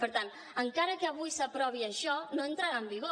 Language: Catalan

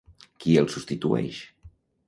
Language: Catalan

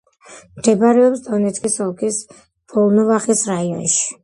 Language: Georgian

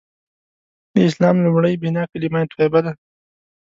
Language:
Pashto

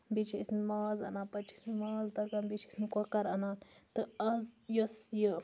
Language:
Kashmiri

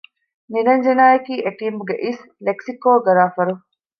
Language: Divehi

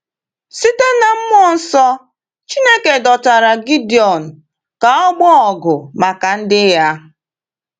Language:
Igbo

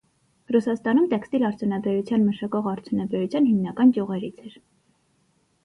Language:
Armenian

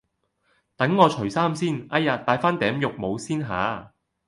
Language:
Cantonese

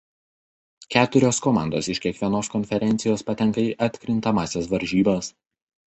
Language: Lithuanian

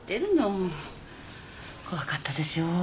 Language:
Japanese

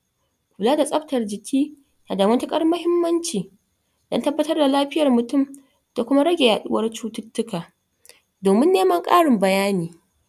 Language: Hausa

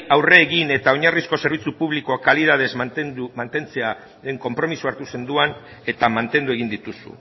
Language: Basque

